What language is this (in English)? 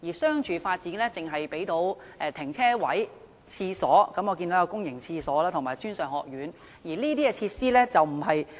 Cantonese